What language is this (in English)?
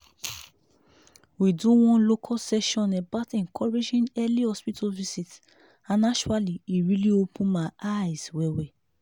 Nigerian Pidgin